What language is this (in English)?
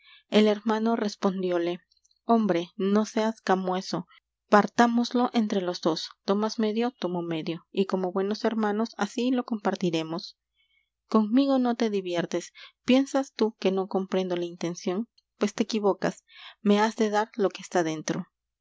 Spanish